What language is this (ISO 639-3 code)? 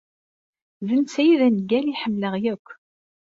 kab